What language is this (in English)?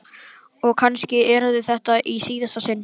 Icelandic